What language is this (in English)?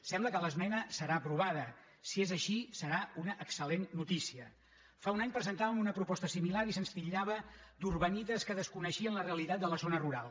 Catalan